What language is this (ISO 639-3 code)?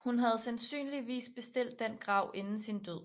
dan